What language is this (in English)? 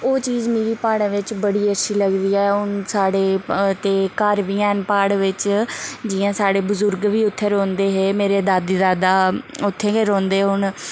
Dogri